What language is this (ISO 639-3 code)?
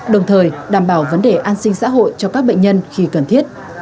vie